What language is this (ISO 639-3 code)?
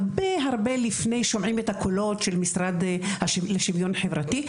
heb